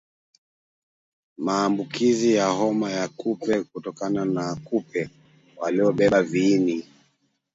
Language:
Swahili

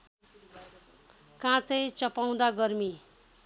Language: Nepali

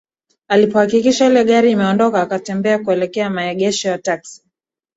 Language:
Swahili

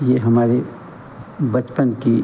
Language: Hindi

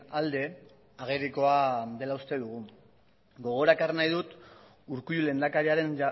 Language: Basque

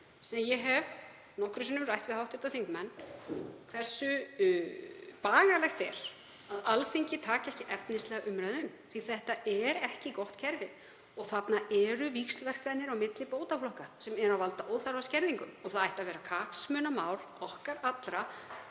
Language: Icelandic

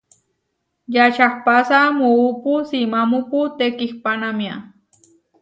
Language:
Huarijio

